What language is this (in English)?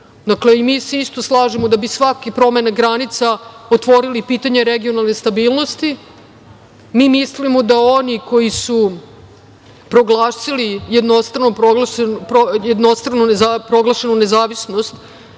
Serbian